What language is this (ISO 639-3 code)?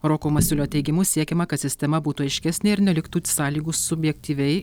lit